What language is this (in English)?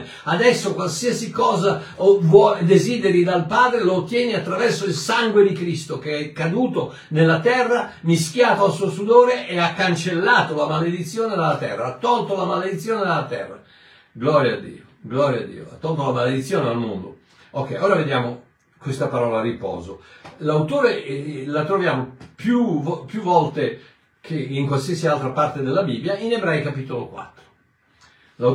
Italian